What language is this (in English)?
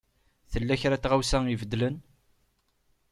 Kabyle